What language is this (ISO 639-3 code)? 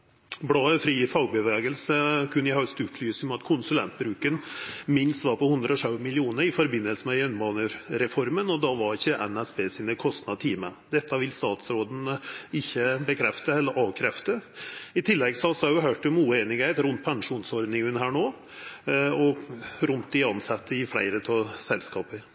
nno